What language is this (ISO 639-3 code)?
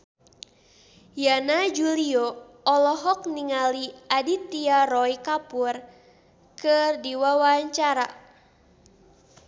sun